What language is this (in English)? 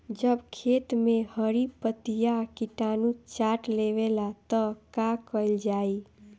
Bhojpuri